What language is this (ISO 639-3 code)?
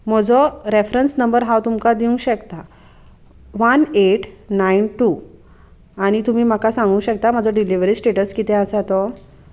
kok